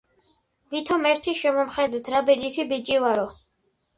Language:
Georgian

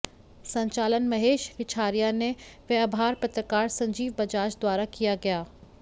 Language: Hindi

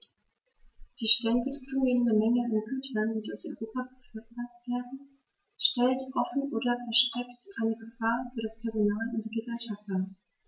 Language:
German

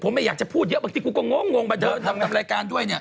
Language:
Thai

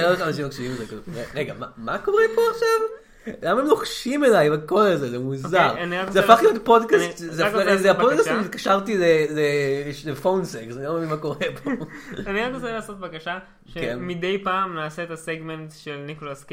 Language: Hebrew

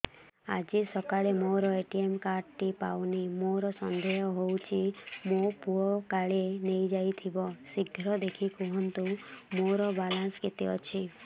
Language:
Odia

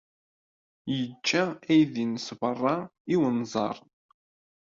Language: Kabyle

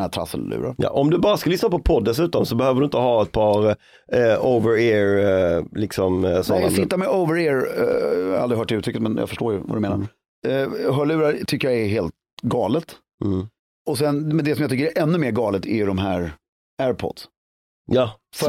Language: Swedish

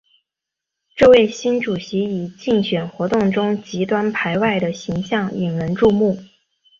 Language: Chinese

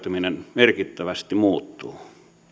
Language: Finnish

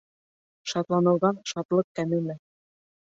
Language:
Bashkir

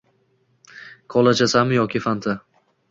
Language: Uzbek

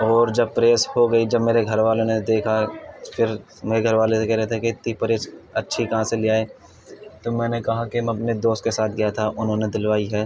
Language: Urdu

